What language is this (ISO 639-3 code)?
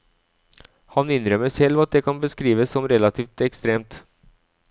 nor